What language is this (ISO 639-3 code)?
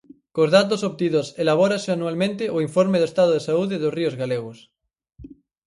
glg